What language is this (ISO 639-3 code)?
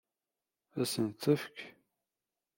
kab